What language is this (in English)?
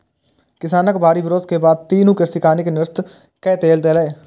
Maithili